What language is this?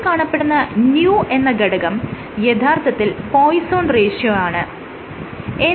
Malayalam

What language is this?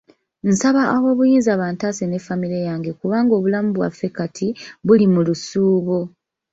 Ganda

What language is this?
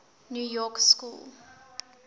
English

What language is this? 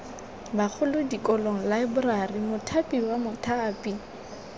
Tswana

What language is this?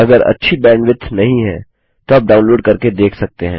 Hindi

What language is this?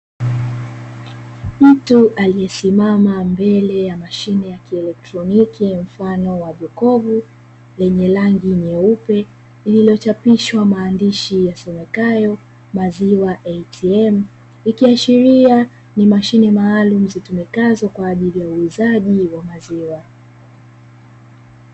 Swahili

